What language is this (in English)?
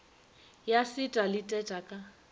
Northern Sotho